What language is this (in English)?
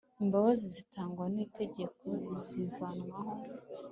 Kinyarwanda